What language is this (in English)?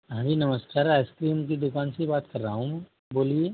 Hindi